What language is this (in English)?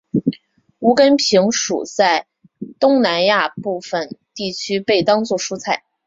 Chinese